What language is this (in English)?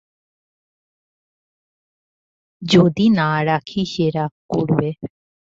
Bangla